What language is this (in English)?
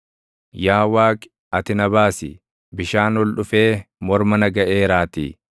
Oromo